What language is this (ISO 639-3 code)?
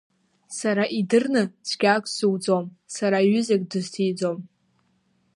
abk